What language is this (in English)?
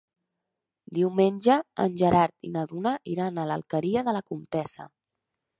Catalan